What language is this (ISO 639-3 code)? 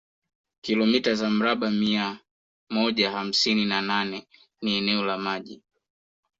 swa